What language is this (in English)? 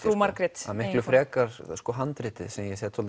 Icelandic